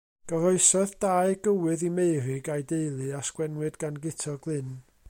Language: Welsh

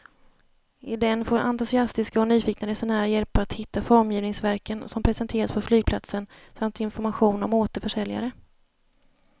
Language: Swedish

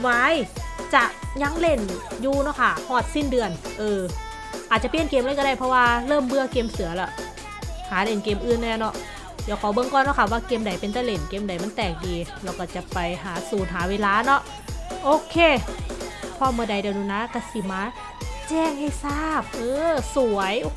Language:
Thai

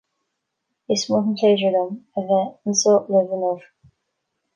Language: Irish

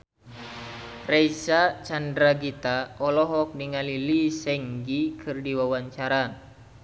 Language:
Sundanese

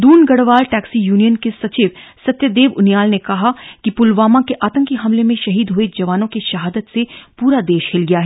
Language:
Hindi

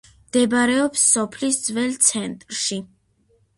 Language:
Georgian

